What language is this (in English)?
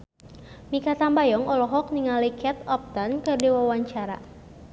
Sundanese